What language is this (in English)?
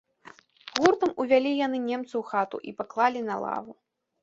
Belarusian